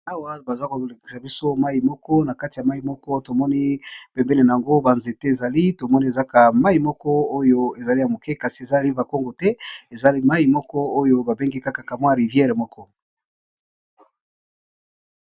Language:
Lingala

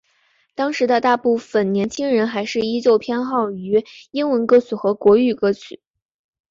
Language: Chinese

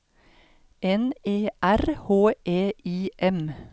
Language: Norwegian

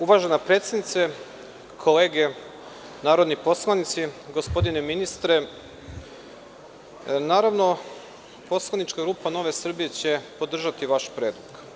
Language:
Serbian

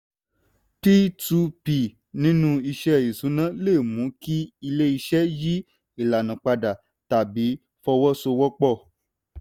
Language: Yoruba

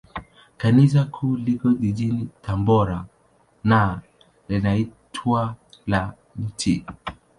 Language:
Swahili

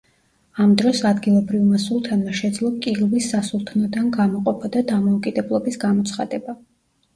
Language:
Georgian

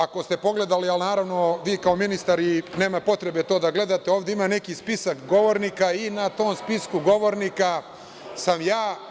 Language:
Serbian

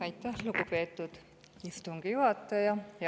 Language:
Estonian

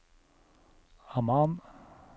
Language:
Norwegian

